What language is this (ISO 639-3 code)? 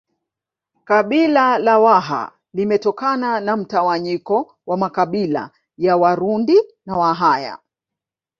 swa